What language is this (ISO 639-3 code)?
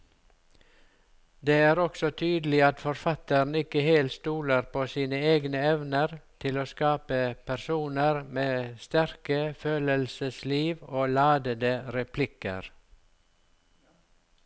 nor